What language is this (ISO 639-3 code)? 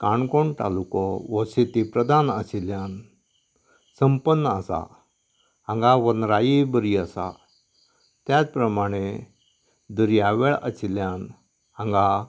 kok